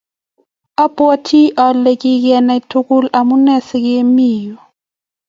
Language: Kalenjin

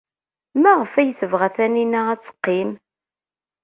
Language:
Kabyle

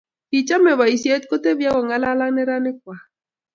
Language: Kalenjin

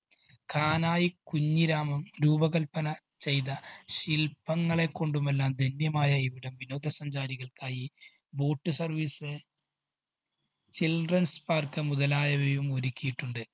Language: Malayalam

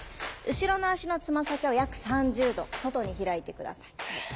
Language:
Japanese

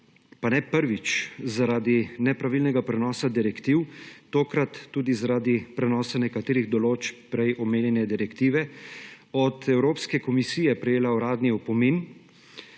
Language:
Slovenian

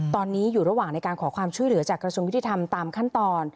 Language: Thai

